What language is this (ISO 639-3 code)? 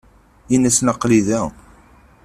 kab